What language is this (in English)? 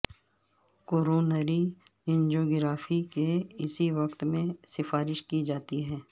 Urdu